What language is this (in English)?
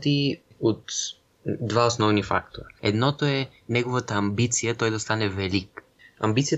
Bulgarian